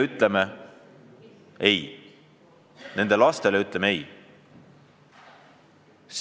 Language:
Estonian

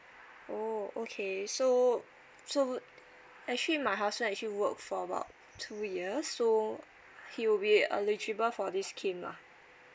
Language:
English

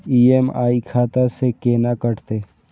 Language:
Maithili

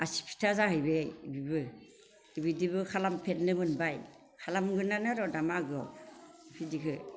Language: Bodo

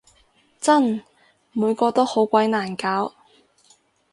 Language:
Cantonese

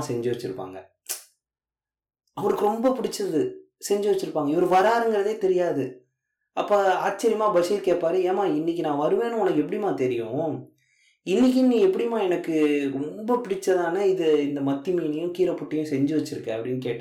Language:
Tamil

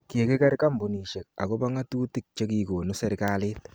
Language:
Kalenjin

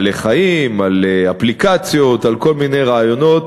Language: Hebrew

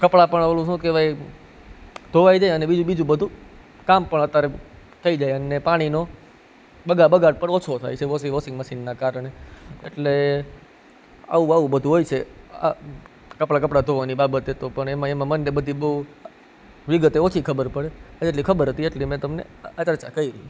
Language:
Gujarati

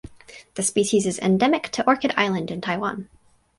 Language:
English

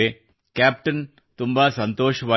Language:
Kannada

